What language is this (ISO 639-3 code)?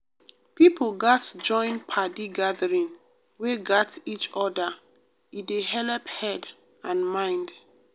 pcm